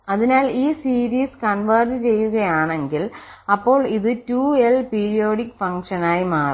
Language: Malayalam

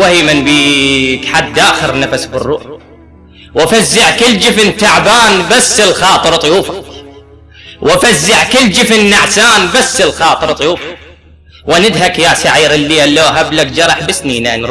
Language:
Arabic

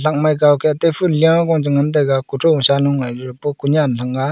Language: Wancho Naga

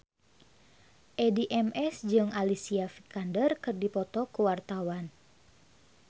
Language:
Sundanese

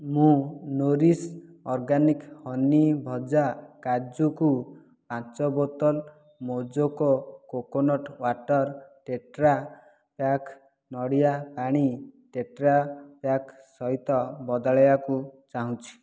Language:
Odia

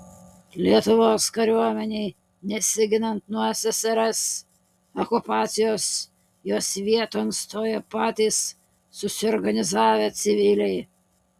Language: Lithuanian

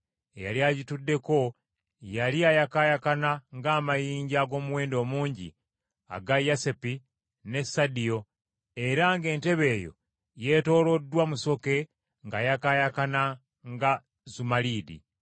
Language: Ganda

